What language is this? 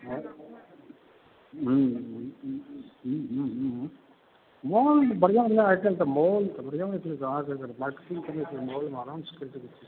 Maithili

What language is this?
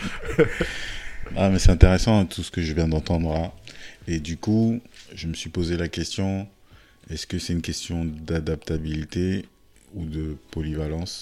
French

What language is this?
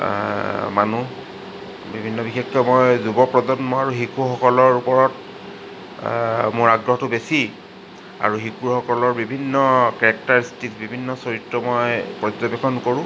Assamese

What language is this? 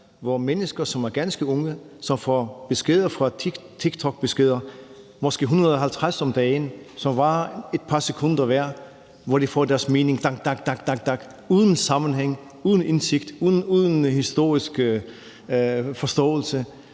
Danish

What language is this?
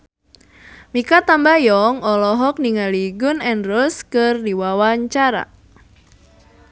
Sundanese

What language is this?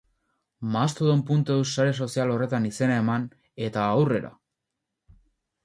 Basque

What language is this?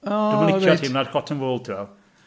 Welsh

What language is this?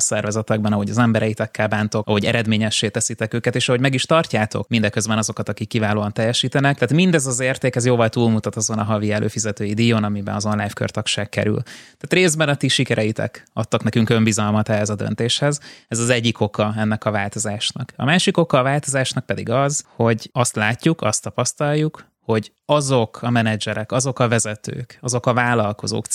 Hungarian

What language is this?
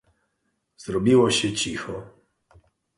Polish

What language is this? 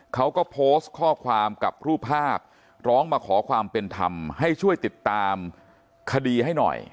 Thai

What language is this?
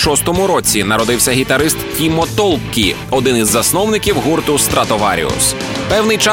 Ukrainian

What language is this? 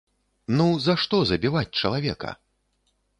Belarusian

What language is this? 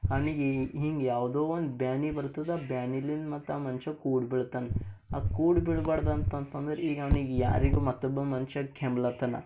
Kannada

